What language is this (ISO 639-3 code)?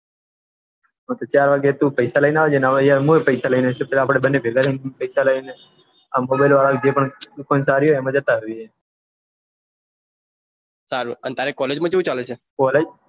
guj